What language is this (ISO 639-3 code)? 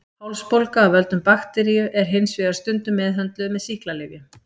isl